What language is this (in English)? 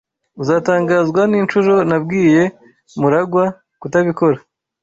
Kinyarwanda